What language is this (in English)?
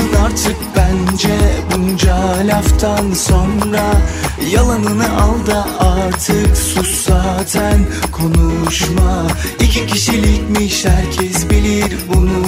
Turkish